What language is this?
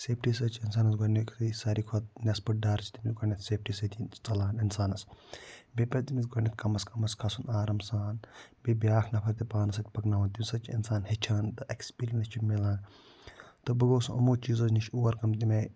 Kashmiri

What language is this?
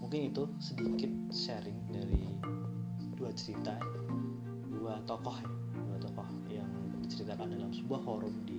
Indonesian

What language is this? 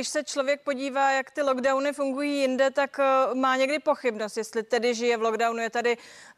Czech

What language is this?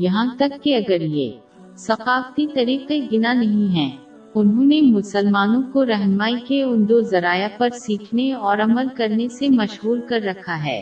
Urdu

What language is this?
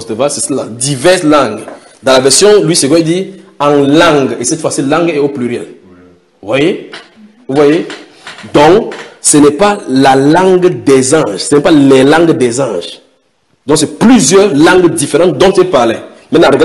French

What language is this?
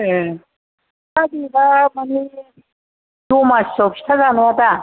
Bodo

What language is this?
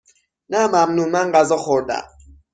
Persian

